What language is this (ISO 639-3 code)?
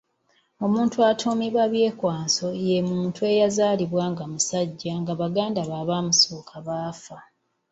lug